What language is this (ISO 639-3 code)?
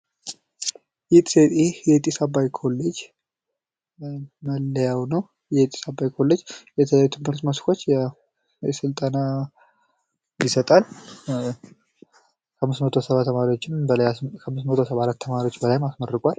amh